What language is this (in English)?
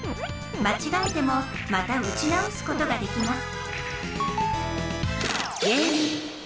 Japanese